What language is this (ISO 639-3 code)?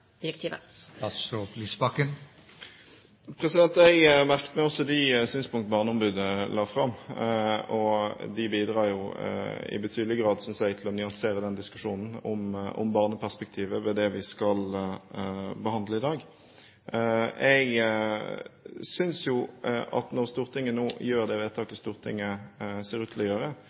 nob